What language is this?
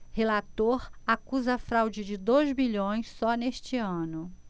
Portuguese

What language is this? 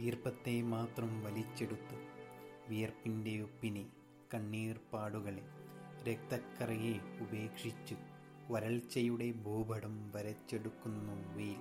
Malayalam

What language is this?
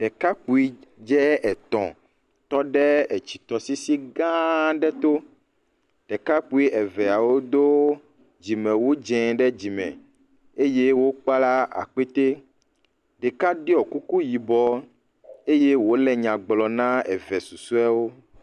Ewe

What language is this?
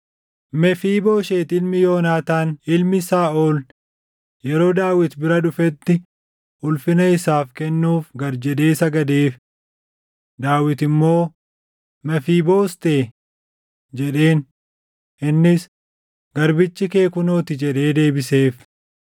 Oromo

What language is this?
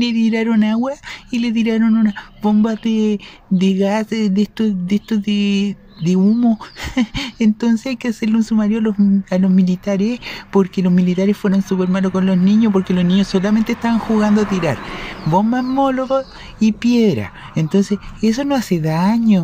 Spanish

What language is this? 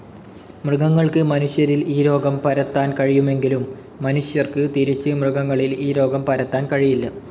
Malayalam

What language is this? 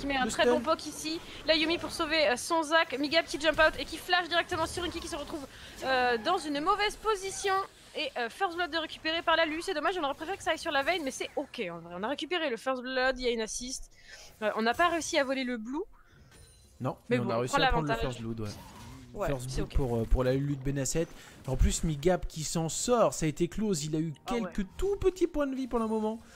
French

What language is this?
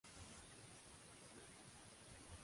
Catalan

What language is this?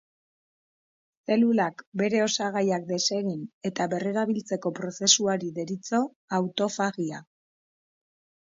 Basque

